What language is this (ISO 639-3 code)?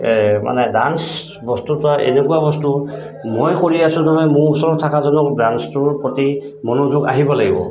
asm